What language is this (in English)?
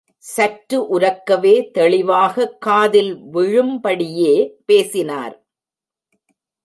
Tamil